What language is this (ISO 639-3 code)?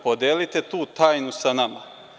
srp